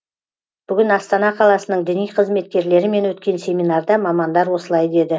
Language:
Kazakh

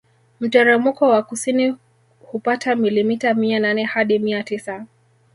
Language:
Swahili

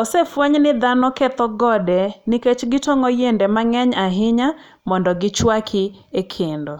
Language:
Luo (Kenya and Tanzania)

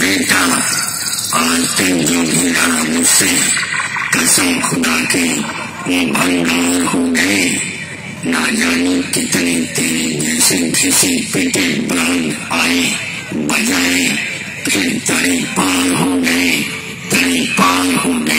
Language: Thai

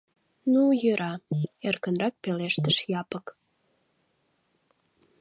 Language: Mari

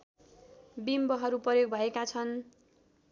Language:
Nepali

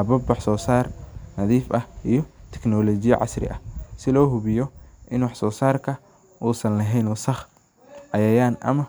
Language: Somali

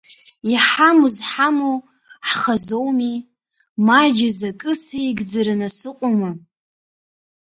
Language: Abkhazian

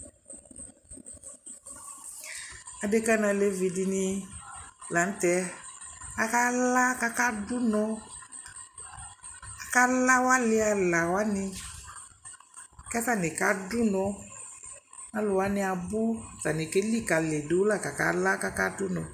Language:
Ikposo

